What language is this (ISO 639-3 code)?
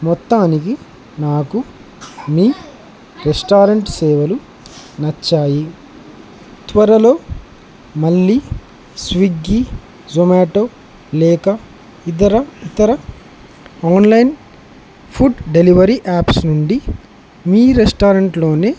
tel